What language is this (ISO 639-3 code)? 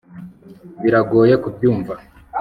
kin